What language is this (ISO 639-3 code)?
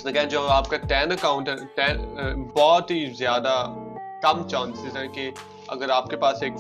urd